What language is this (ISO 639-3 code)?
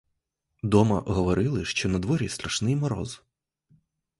ukr